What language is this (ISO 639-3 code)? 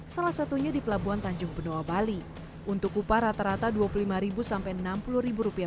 ind